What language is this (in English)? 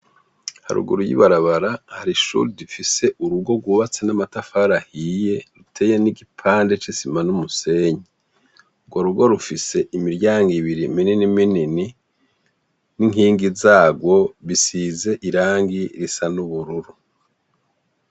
Rundi